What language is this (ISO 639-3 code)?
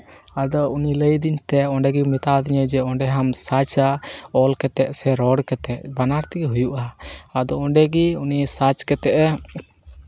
sat